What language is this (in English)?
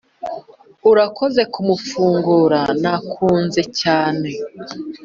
Kinyarwanda